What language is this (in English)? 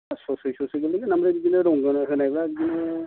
Bodo